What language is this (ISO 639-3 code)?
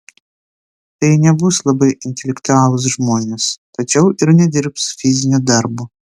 lit